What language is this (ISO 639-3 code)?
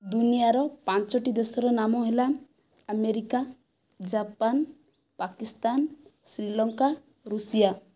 ori